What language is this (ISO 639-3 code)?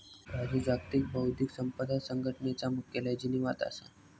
mar